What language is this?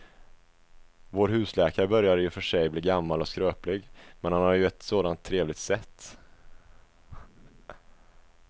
Swedish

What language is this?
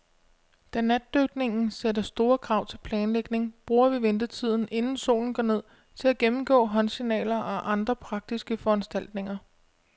Danish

